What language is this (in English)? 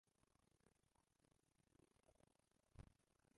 Kinyarwanda